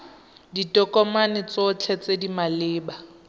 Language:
Tswana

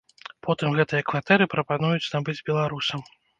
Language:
Belarusian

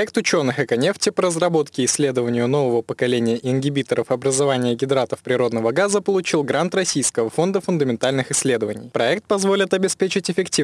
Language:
Russian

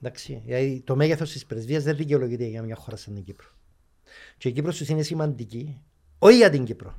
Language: Greek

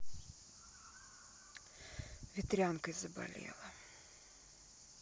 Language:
Russian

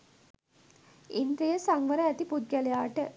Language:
Sinhala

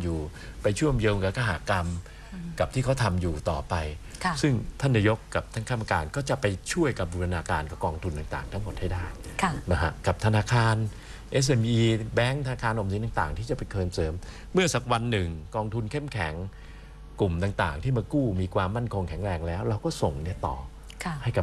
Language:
Thai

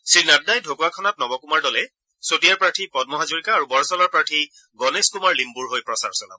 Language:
Assamese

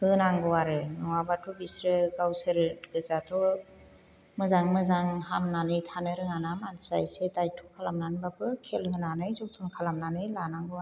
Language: Bodo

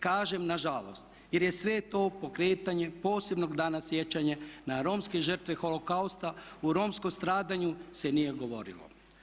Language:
Croatian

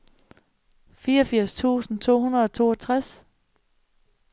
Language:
Danish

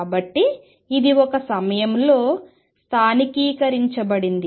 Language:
Telugu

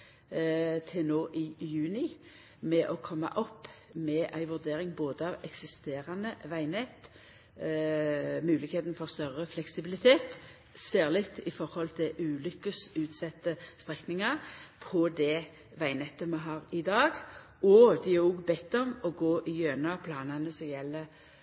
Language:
Norwegian Nynorsk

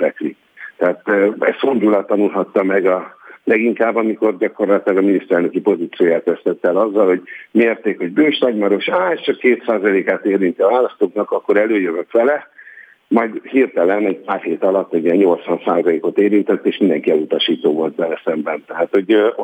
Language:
Hungarian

